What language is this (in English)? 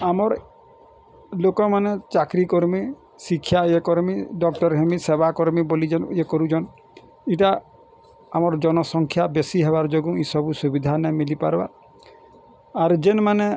Odia